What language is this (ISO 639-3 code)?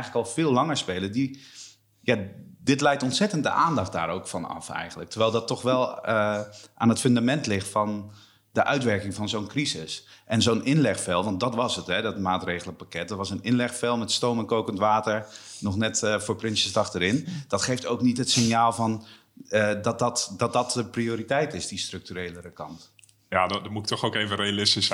nld